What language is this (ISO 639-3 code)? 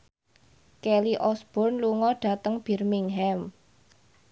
jav